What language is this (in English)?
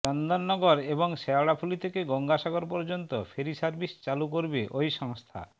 Bangla